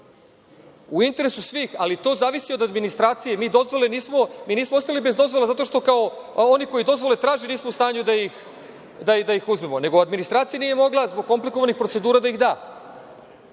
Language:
Serbian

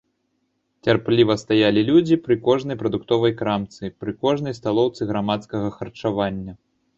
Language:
Belarusian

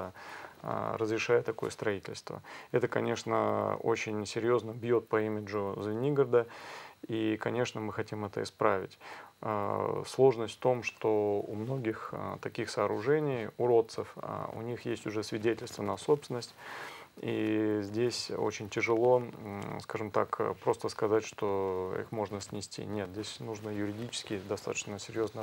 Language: Russian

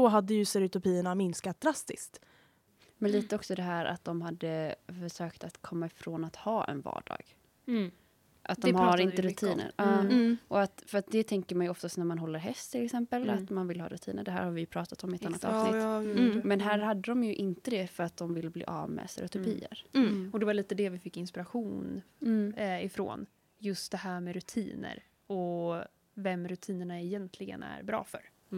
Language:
Swedish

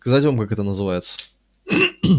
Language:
Russian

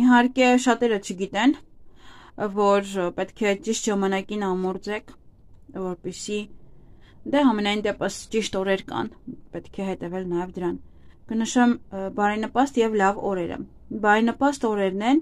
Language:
Turkish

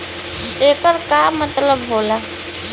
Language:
Bhojpuri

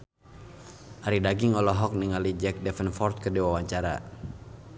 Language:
Sundanese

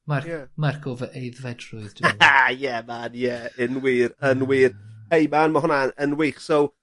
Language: Welsh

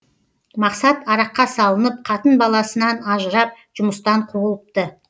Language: Kazakh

